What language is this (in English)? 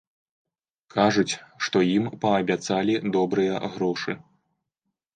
Belarusian